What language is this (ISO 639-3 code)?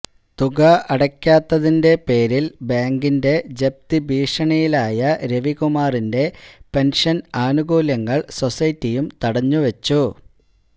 mal